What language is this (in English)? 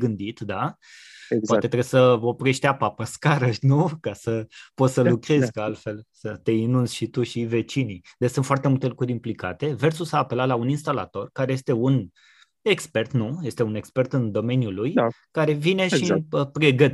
Romanian